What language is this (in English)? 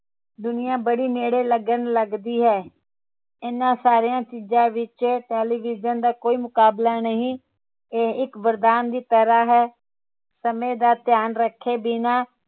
Punjabi